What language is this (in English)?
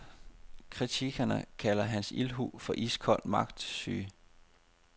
Danish